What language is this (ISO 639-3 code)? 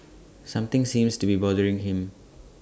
eng